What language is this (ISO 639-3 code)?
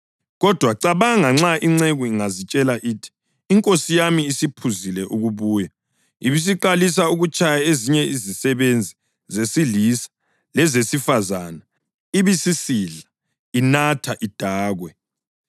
nde